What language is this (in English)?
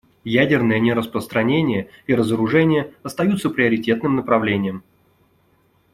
Russian